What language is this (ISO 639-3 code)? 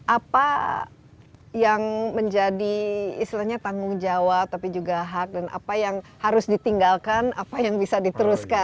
ind